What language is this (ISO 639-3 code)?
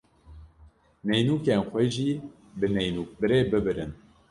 kur